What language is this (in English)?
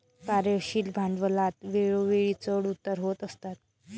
Marathi